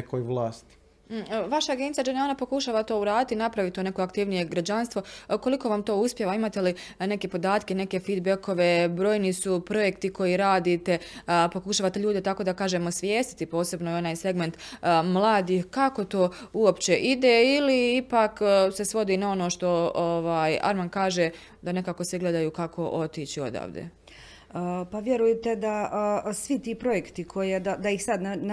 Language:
Croatian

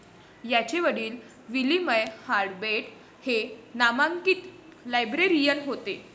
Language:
Marathi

